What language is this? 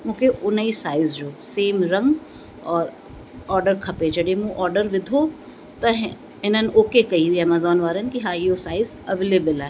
Sindhi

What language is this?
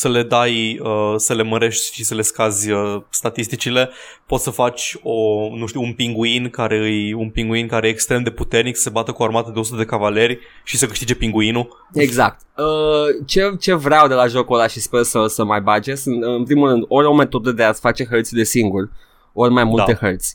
Romanian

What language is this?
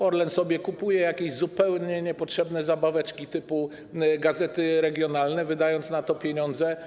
Polish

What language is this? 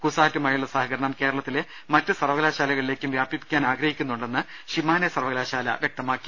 Malayalam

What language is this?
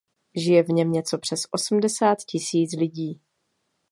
Czech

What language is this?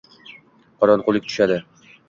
Uzbek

